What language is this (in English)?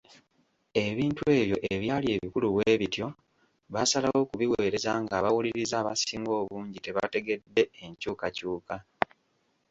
Ganda